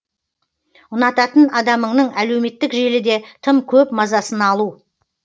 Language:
Kazakh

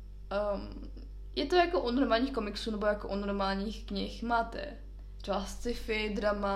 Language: Czech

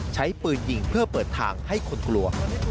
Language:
Thai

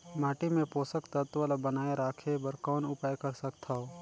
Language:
Chhattisgarhi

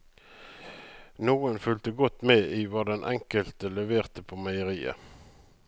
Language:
Norwegian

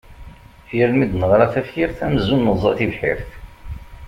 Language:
Kabyle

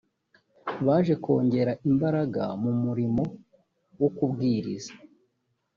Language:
Kinyarwanda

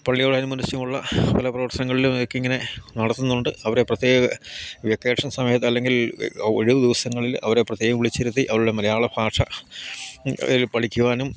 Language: Malayalam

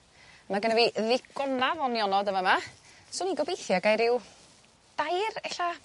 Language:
Welsh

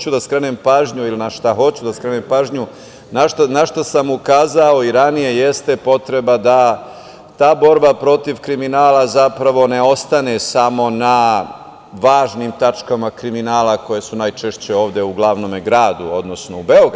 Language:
Serbian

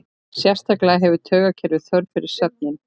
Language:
Icelandic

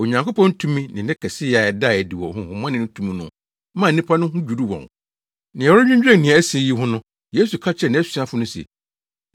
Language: Akan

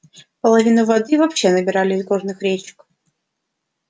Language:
Russian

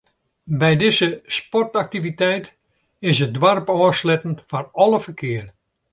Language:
Western Frisian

